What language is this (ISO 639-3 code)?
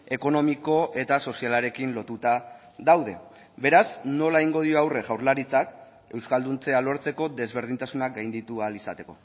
eus